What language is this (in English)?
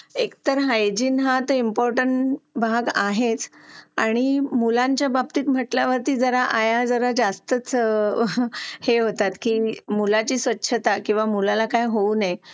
Marathi